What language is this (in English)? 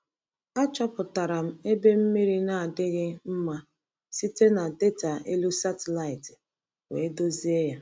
Igbo